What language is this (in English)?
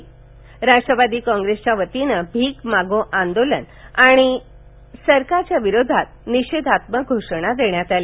Marathi